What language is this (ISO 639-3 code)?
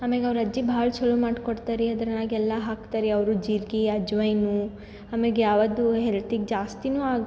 kan